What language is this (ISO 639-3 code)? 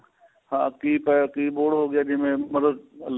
pan